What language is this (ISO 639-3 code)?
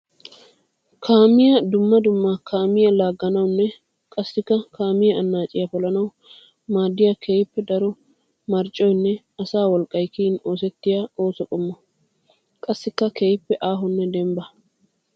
wal